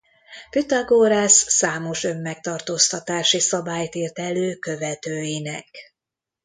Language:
Hungarian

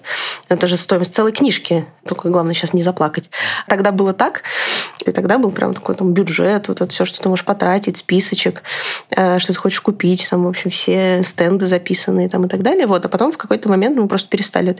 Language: Russian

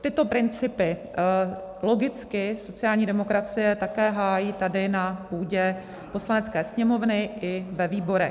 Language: Czech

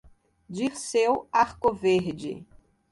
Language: Portuguese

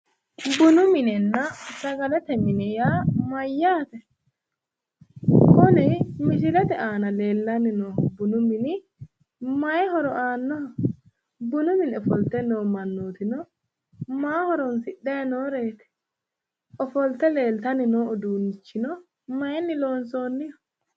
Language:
Sidamo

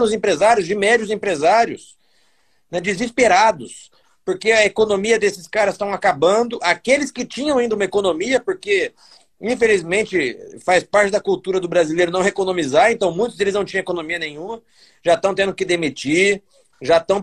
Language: Portuguese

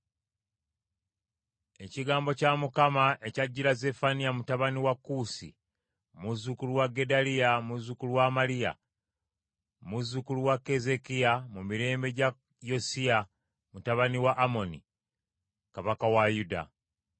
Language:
Ganda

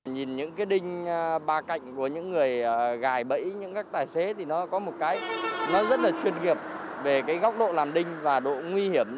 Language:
Vietnamese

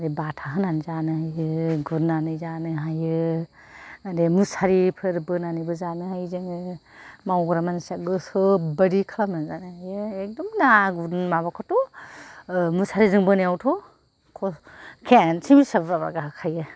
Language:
Bodo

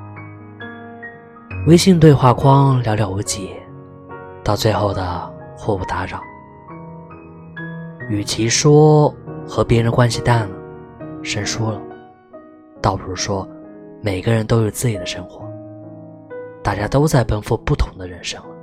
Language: Chinese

